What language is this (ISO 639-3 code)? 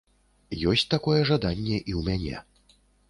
bel